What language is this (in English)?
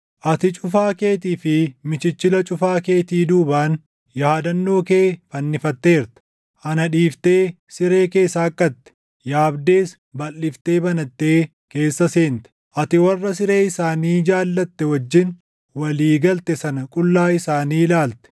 Oromo